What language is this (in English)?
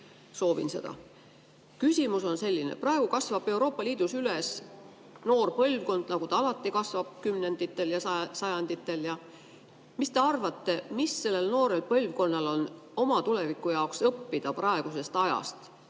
Estonian